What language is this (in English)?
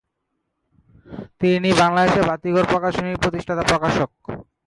Bangla